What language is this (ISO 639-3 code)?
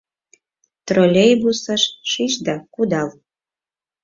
chm